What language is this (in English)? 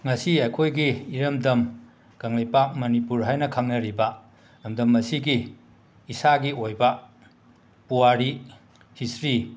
Manipuri